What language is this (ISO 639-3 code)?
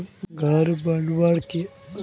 mag